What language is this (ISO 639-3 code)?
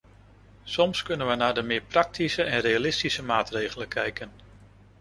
nld